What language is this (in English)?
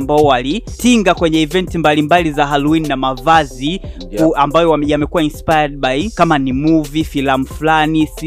Swahili